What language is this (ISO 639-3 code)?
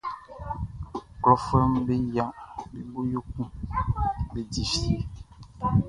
bci